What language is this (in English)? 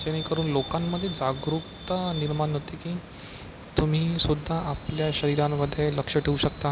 Marathi